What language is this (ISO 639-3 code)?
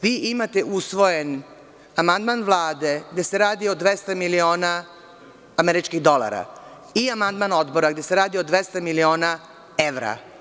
srp